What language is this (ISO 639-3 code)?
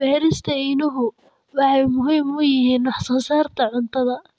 som